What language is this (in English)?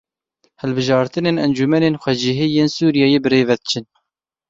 Kurdish